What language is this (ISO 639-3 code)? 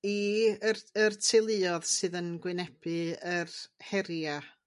cym